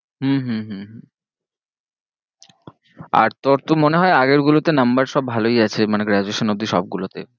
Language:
Bangla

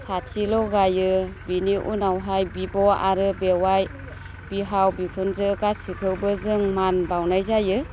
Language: Bodo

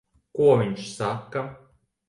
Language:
Latvian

